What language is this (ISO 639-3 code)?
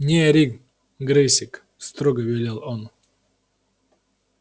rus